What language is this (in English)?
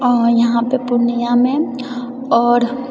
Maithili